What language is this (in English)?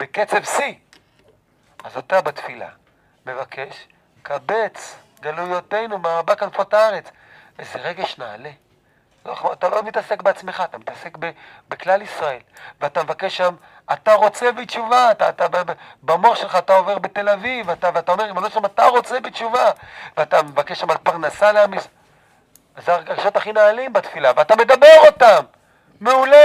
Hebrew